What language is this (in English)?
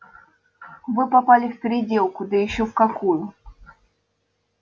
Russian